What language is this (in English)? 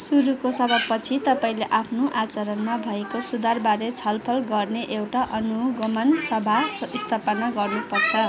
Nepali